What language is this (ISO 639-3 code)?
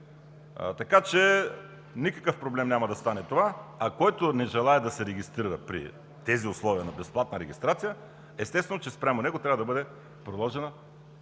bul